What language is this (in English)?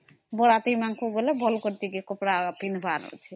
Odia